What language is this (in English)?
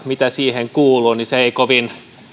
Finnish